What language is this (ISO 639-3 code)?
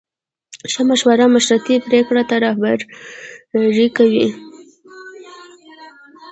pus